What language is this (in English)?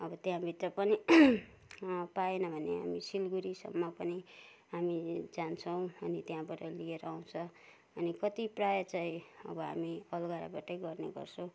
Nepali